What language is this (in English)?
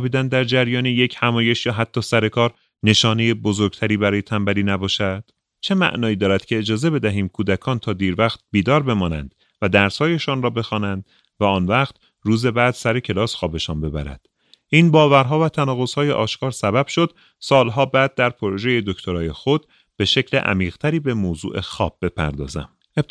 Persian